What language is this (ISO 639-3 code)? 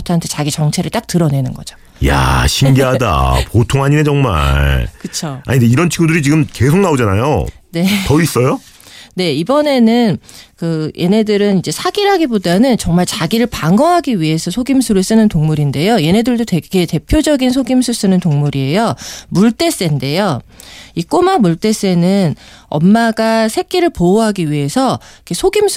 kor